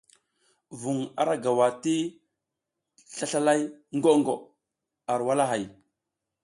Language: South Giziga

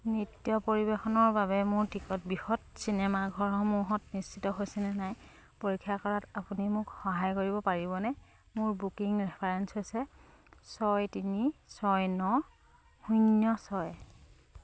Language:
Assamese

